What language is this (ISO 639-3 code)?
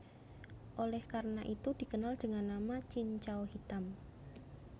jav